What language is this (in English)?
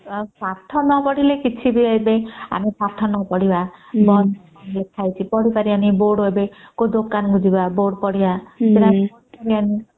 Odia